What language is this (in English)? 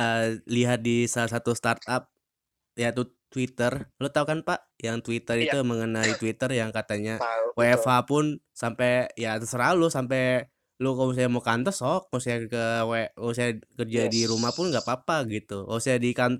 Indonesian